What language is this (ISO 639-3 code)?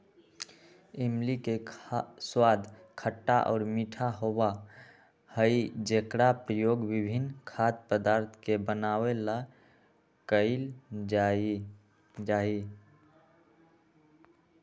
mag